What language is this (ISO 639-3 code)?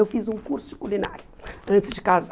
por